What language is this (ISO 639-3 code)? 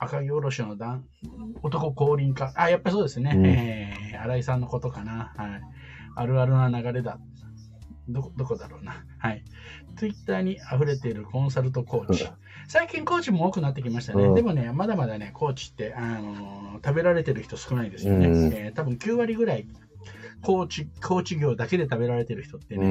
jpn